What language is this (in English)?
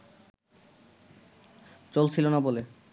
Bangla